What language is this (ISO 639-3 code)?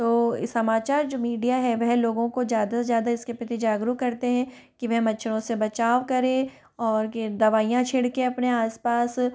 hin